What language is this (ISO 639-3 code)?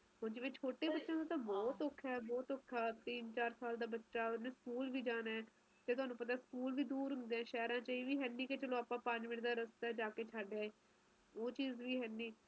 pan